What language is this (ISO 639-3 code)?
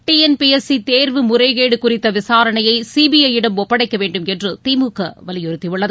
tam